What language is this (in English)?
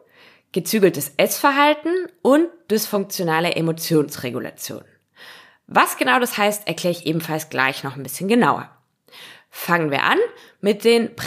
German